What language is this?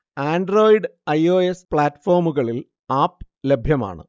Malayalam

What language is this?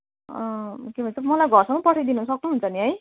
Nepali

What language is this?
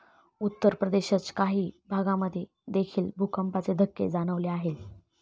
Marathi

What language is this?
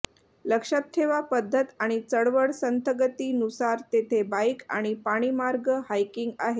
Marathi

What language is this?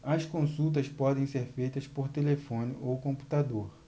Portuguese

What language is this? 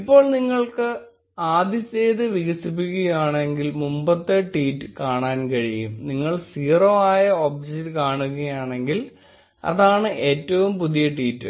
Malayalam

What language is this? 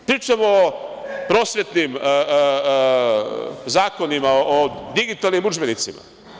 Serbian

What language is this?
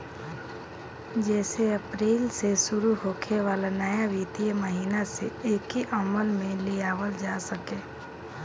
Bhojpuri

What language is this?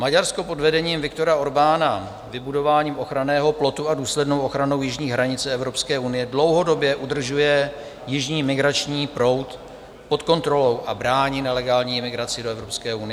Czech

